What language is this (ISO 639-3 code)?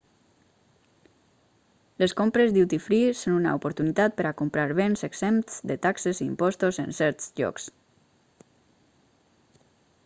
cat